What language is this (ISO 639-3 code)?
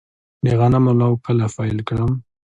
pus